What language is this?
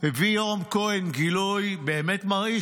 Hebrew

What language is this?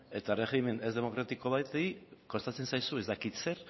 Basque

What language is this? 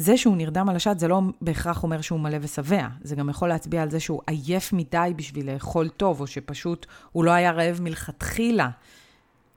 Hebrew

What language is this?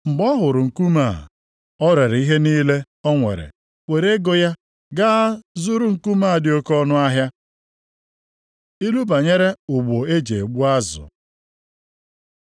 Igbo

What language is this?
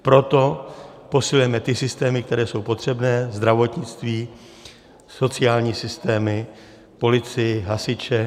Czech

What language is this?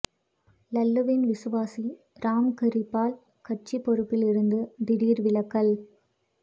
Tamil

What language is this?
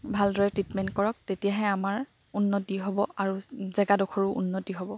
Assamese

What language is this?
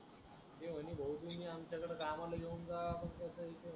Marathi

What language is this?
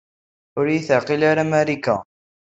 Kabyle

